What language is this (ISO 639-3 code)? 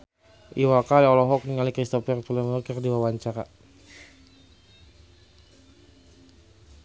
sun